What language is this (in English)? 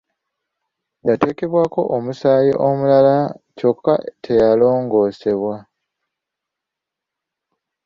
Ganda